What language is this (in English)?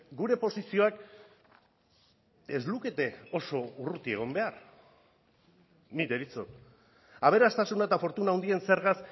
Basque